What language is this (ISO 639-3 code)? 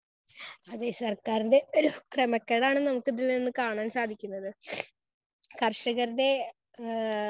mal